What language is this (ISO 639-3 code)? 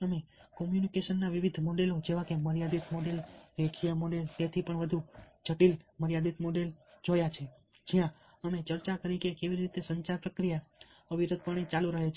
guj